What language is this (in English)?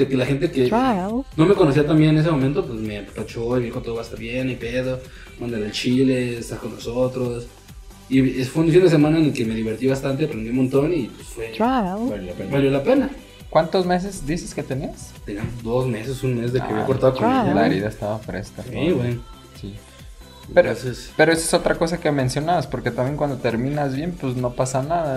Spanish